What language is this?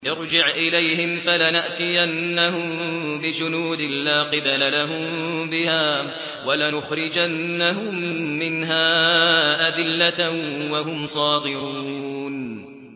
Arabic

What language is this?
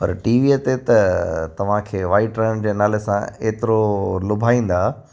Sindhi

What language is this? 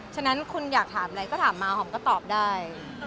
Thai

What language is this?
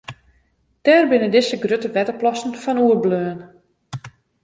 Western Frisian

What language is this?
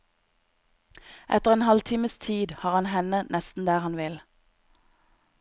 Norwegian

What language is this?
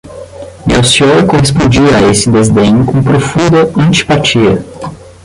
Portuguese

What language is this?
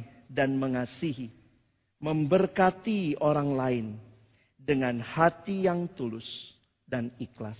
Indonesian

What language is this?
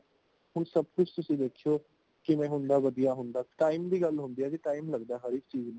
Punjabi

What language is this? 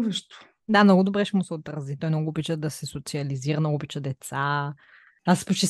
Bulgarian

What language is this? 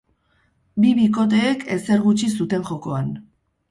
Basque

